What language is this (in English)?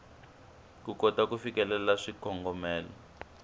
Tsonga